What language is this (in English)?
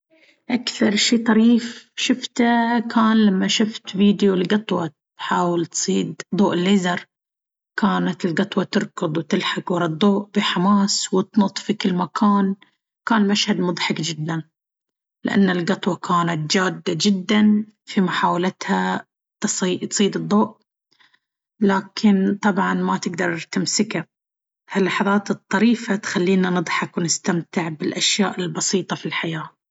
Baharna Arabic